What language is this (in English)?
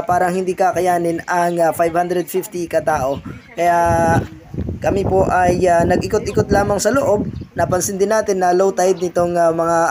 Filipino